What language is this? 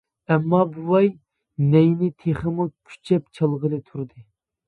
Uyghur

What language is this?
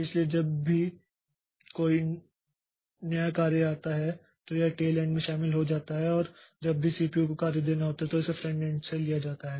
Hindi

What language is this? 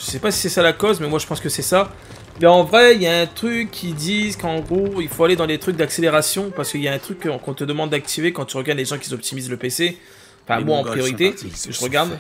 French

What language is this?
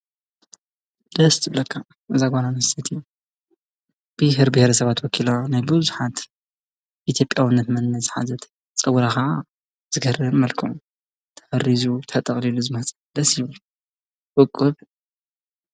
Tigrinya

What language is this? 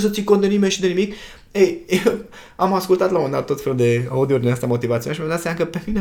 Romanian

